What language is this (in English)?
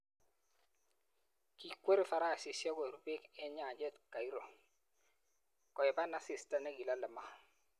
Kalenjin